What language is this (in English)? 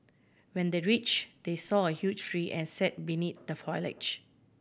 English